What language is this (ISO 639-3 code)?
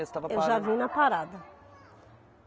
por